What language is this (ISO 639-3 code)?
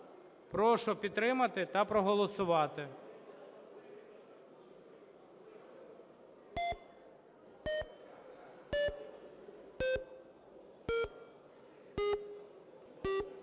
ukr